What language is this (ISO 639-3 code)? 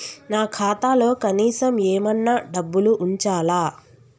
tel